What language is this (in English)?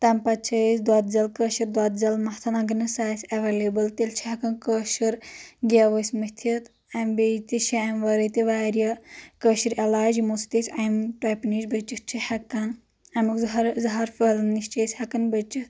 Kashmiri